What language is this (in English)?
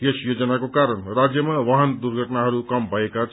Nepali